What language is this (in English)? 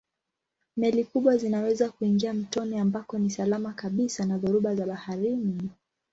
Swahili